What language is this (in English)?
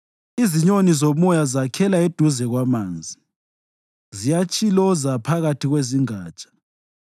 North Ndebele